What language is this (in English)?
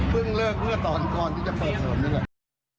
Thai